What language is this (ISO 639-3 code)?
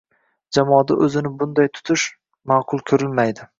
uzb